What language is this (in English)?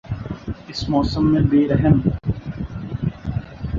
Urdu